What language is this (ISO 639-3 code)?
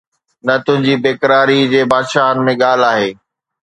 snd